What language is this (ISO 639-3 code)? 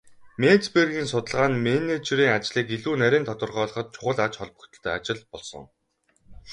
mon